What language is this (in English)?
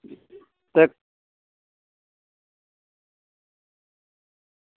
Dogri